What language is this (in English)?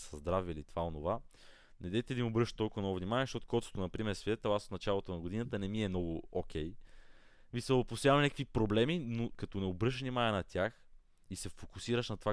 Bulgarian